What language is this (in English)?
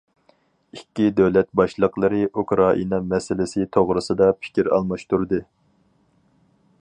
Uyghur